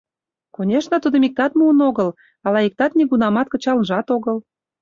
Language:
Mari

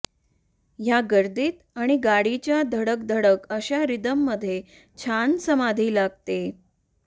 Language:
Marathi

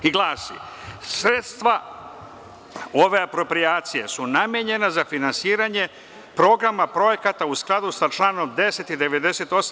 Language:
Serbian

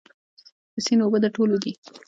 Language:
Pashto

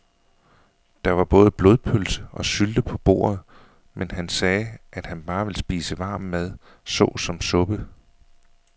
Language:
Danish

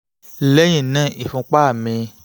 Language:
Yoruba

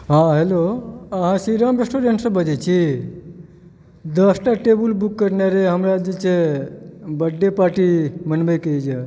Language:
Maithili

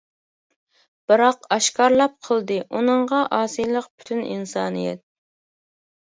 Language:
Uyghur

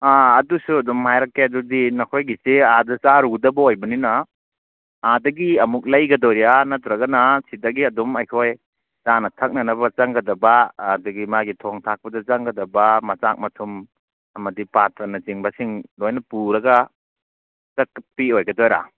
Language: Manipuri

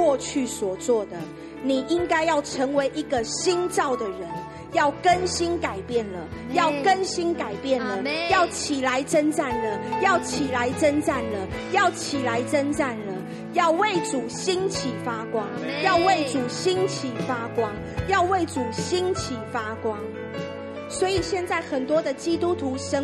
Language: Chinese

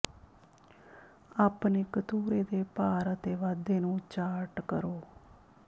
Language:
Punjabi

